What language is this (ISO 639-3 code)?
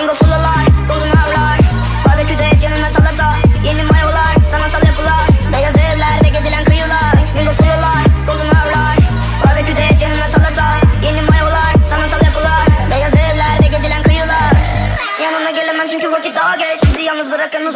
tur